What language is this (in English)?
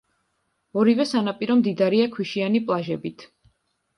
Georgian